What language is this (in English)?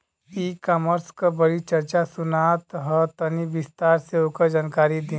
Bhojpuri